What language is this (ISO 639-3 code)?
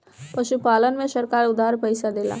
bho